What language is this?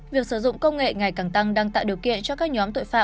Vietnamese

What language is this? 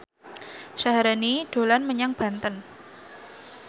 Javanese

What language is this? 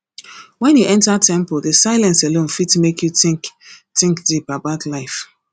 Nigerian Pidgin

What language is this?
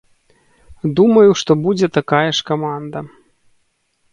Belarusian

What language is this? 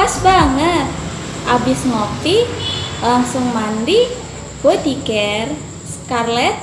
Indonesian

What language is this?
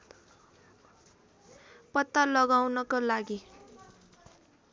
Nepali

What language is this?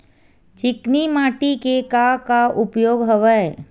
Chhattisgarhi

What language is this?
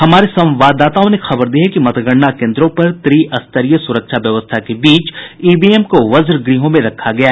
Hindi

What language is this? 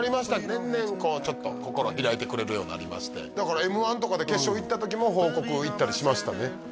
Japanese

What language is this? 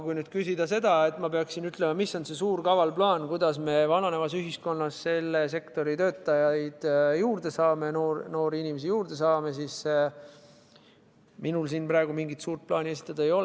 Estonian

